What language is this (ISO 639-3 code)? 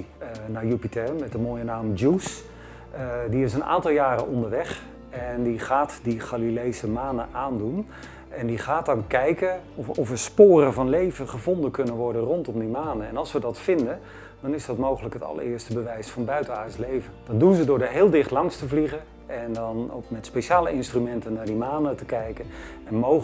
nld